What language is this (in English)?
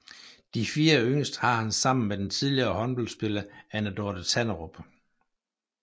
Danish